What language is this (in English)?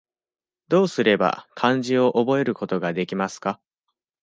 Japanese